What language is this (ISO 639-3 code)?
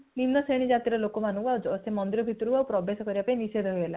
ori